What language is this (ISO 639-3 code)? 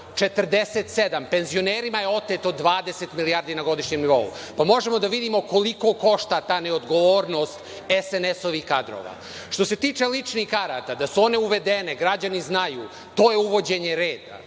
srp